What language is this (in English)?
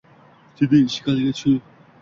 Uzbek